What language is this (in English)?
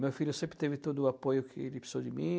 Portuguese